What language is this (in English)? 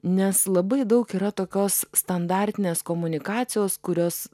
Lithuanian